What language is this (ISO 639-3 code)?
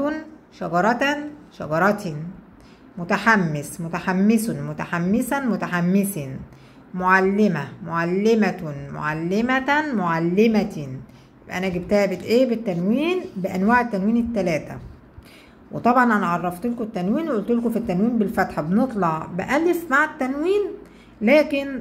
ara